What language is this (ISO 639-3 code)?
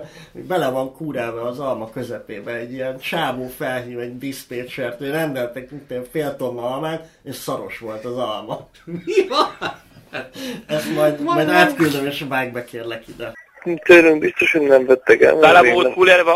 hun